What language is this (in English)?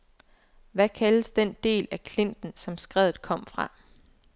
Danish